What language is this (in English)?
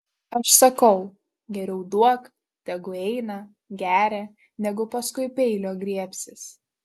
Lithuanian